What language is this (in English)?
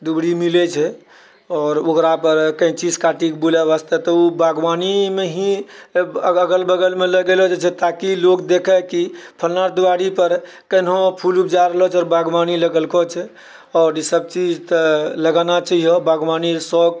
Maithili